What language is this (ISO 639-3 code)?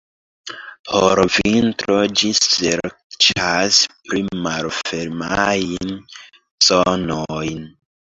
epo